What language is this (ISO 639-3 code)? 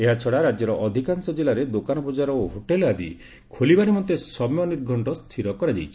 ori